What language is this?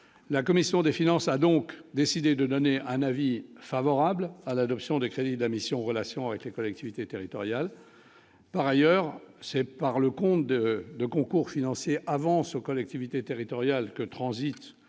French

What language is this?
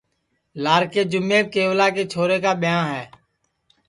Sansi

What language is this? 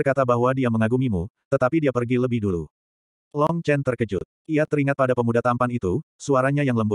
Indonesian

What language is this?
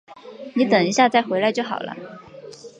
Chinese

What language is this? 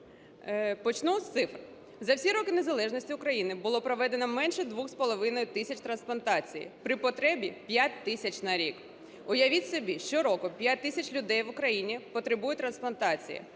Ukrainian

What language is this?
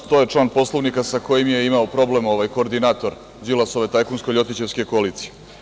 Serbian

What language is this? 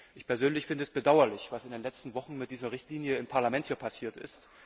German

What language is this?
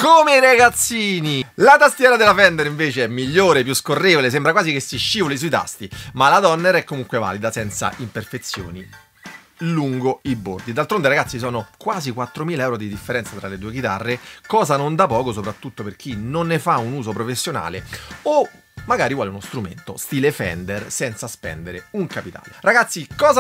Italian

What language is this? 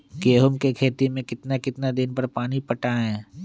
Magahi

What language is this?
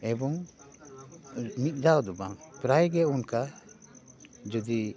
Santali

